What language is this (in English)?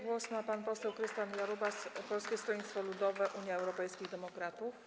Polish